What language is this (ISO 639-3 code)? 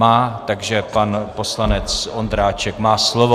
ces